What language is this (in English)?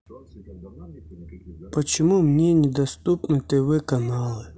Russian